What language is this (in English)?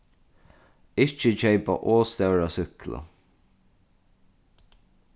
Faroese